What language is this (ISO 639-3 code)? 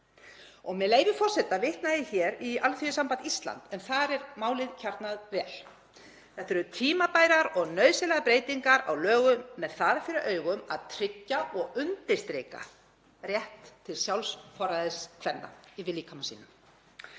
isl